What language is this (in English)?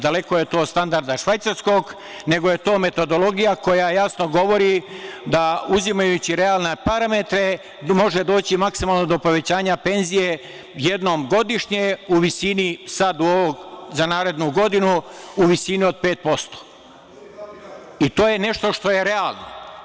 Serbian